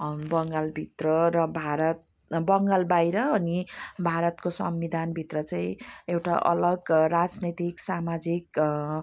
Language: Nepali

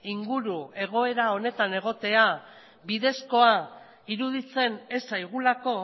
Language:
Basque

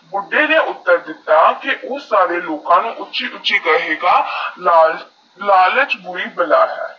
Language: Punjabi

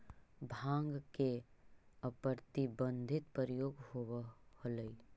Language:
Magahi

